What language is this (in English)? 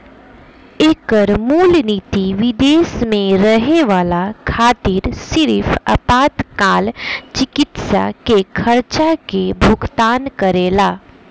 Bhojpuri